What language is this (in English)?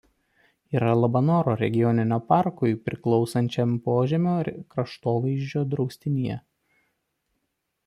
Lithuanian